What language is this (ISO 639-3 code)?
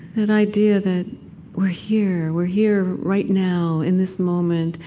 eng